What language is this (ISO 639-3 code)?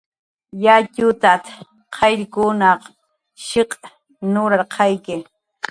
jqr